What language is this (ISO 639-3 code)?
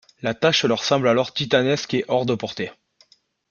fra